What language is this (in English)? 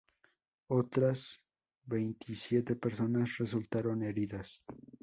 Spanish